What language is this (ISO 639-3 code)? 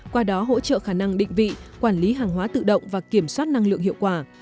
vie